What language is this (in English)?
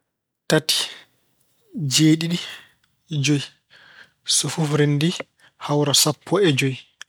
Fula